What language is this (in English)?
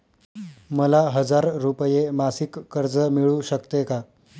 Marathi